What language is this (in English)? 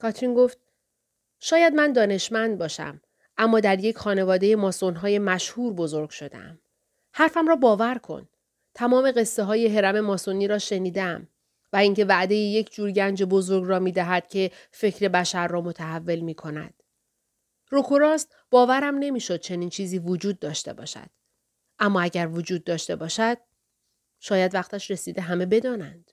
Persian